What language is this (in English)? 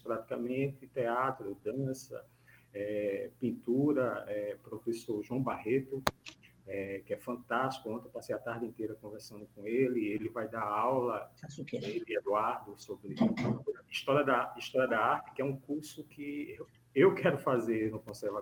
Portuguese